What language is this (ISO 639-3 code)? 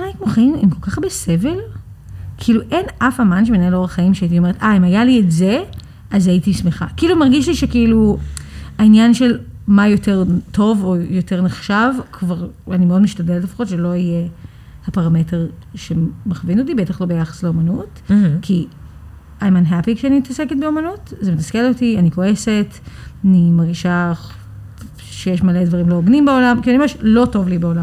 heb